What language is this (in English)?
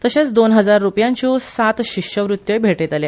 Konkani